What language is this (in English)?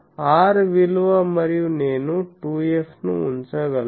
Telugu